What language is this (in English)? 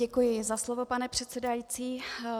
Czech